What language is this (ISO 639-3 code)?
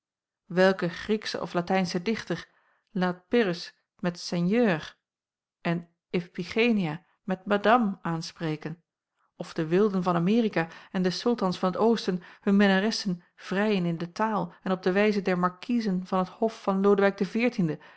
nld